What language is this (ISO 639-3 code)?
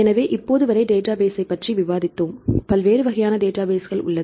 tam